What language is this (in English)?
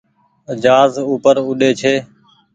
Goaria